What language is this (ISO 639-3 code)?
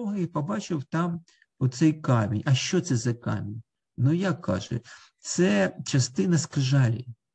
ukr